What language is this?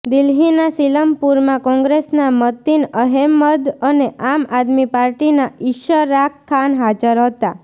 Gujarati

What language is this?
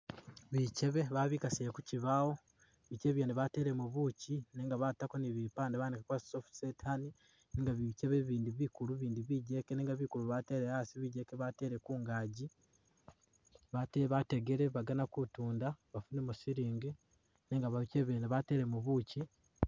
Masaaba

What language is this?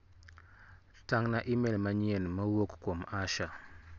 Luo (Kenya and Tanzania)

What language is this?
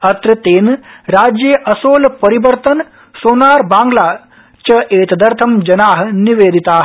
Sanskrit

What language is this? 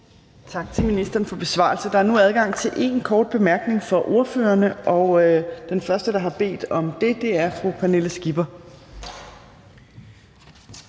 Danish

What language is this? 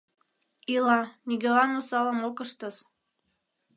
Mari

